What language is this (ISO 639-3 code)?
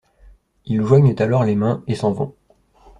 fra